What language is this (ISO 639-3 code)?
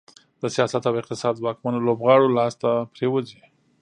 pus